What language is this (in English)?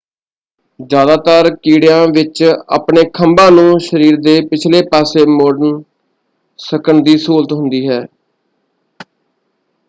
Punjabi